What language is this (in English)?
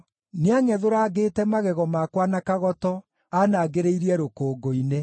Kikuyu